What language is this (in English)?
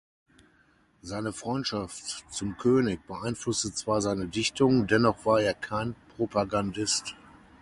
German